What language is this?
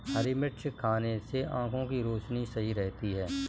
Hindi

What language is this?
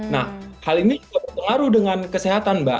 Indonesian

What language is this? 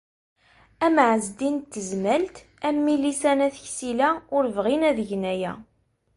Kabyle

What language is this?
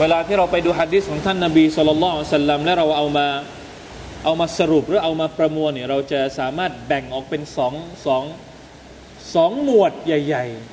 Thai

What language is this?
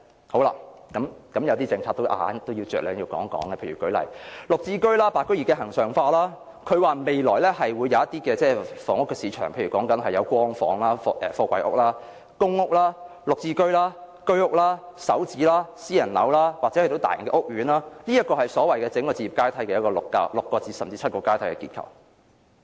Cantonese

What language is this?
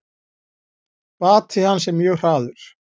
Icelandic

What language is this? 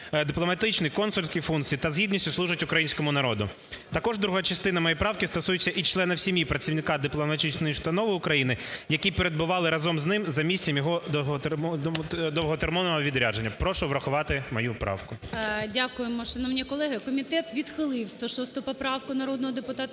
Ukrainian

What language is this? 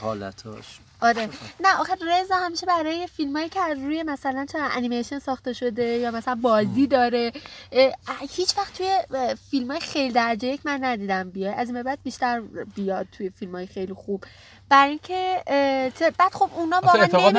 Persian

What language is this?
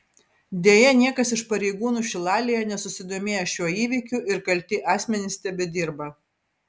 Lithuanian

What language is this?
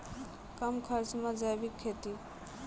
Maithili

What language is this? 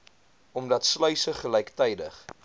Afrikaans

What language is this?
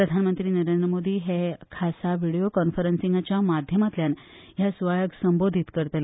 Konkani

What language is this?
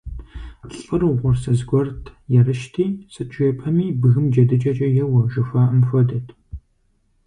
Kabardian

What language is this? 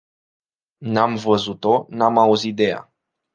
Romanian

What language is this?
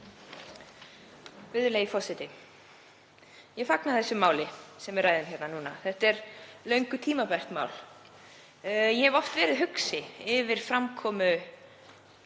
Icelandic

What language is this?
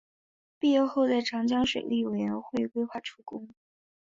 Chinese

